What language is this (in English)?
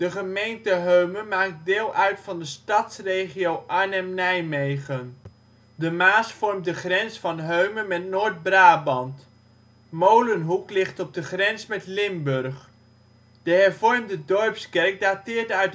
Dutch